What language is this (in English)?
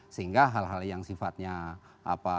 Indonesian